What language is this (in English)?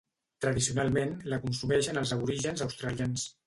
Catalan